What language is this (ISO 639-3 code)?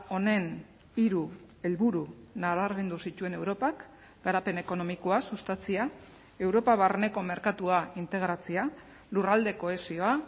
eus